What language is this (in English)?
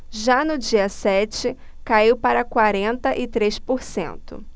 Portuguese